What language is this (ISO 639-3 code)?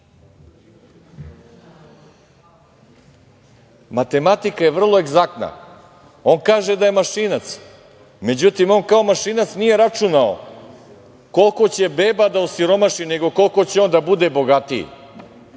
srp